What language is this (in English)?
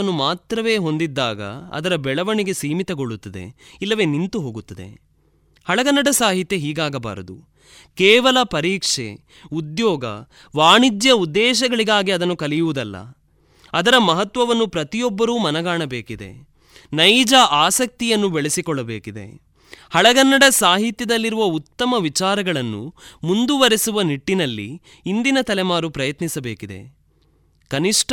Kannada